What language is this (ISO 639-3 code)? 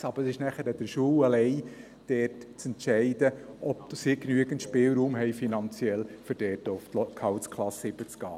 gsw